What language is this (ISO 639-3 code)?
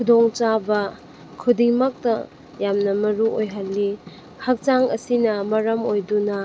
mni